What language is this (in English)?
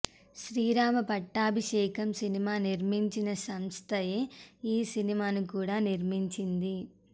Telugu